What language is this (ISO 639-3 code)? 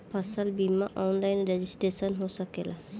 bho